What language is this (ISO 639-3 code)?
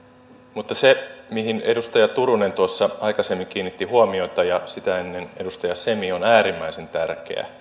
fin